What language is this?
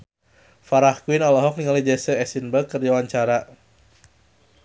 Sundanese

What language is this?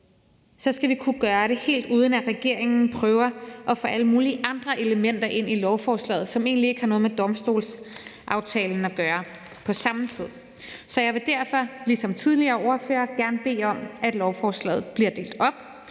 Danish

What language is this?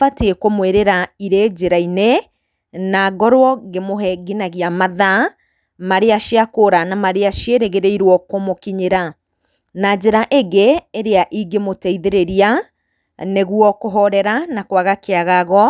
Kikuyu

